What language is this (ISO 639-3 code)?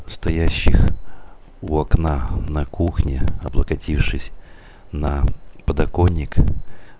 rus